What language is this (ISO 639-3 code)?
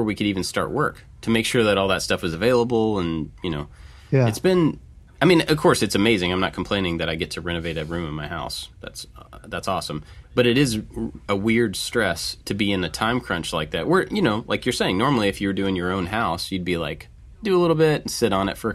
eng